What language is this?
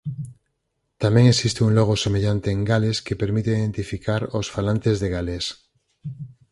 Galician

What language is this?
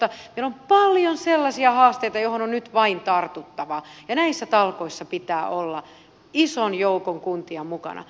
Finnish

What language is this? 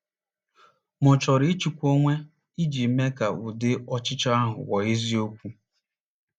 Igbo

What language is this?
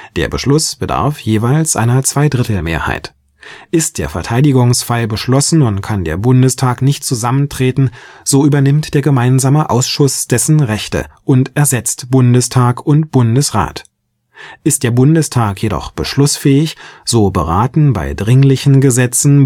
German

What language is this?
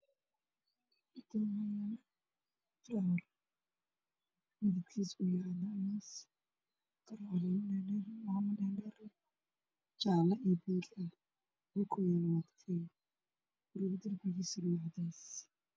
Somali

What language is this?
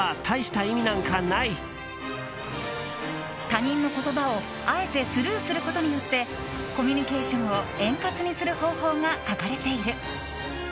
Japanese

